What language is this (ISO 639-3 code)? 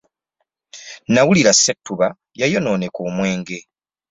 lug